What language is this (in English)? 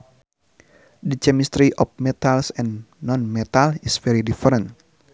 Sundanese